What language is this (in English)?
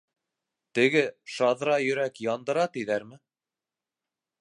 Bashkir